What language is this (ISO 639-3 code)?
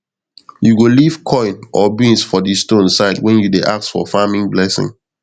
pcm